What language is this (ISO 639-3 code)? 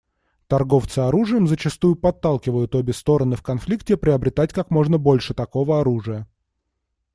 rus